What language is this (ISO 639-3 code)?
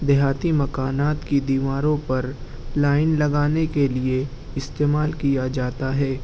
urd